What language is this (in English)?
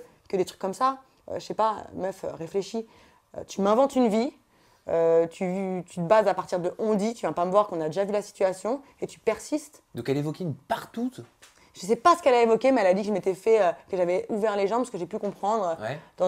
French